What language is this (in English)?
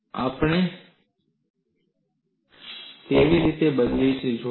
Gujarati